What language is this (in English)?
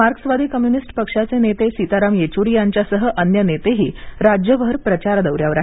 Marathi